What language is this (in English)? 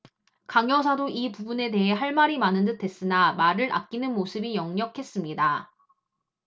Korean